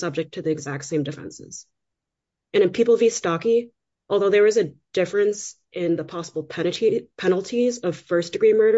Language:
English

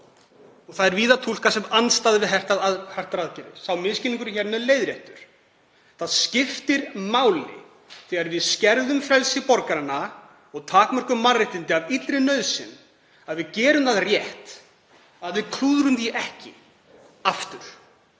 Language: Icelandic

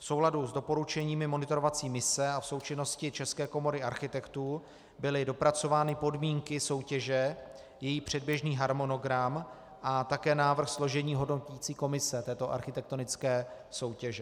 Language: Czech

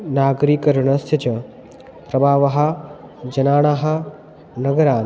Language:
Sanskrit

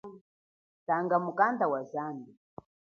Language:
Chokwe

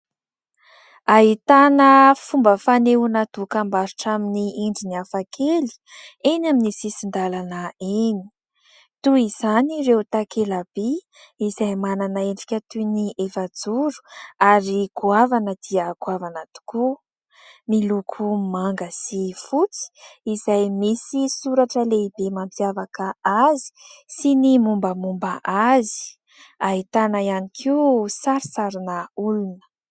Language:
Malagasy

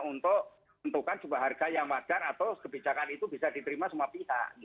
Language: Indonesian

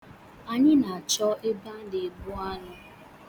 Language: Igbo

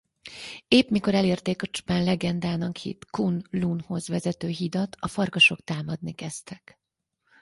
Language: Hungarian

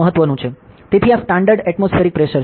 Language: Gujarati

